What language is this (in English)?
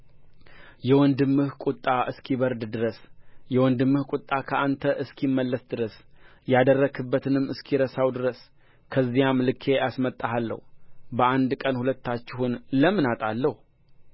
Amharic